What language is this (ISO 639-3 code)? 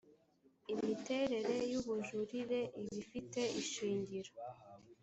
kin